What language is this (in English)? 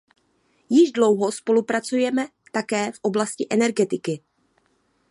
Czech